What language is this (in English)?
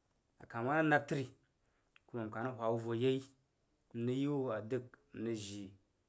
Jiba